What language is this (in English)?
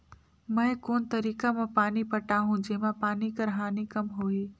Chhattisgarhi